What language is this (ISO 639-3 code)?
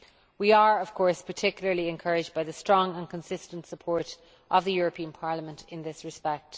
eng